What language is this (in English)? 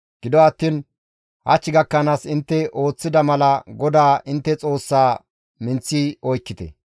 Gamo